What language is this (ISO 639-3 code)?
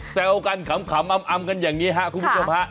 tha